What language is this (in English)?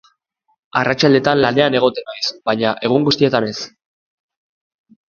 Basque